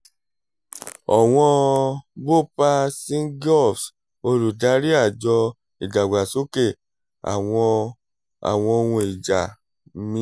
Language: Yoruba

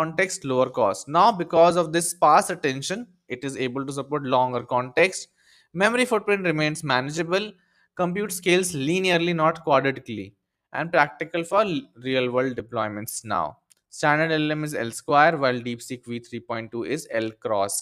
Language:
English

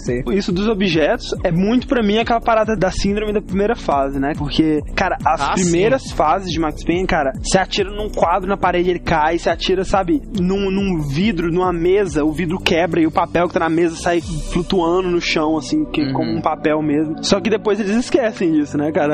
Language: Portuguese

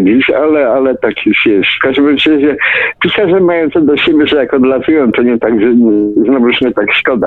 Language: Polish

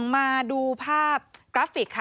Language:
Thai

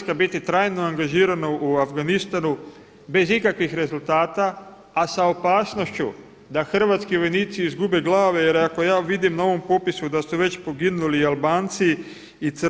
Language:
Croatian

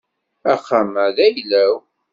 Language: Kabyle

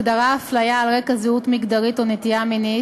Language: Hebrew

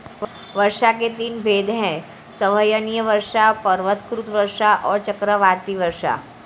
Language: Hindi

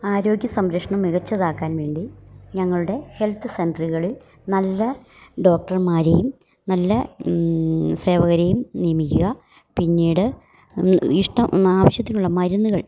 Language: Malayalam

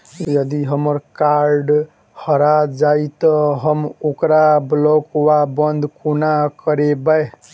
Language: Maithili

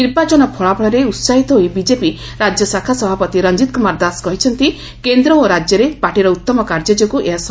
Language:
Odia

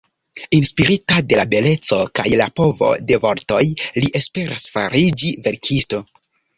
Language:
Esperanto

